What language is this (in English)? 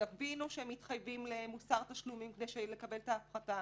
Hebrew